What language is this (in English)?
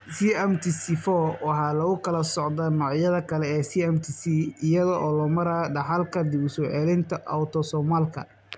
Somali